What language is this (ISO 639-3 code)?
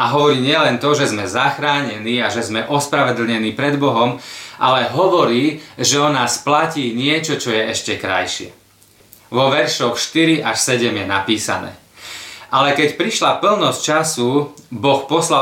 slk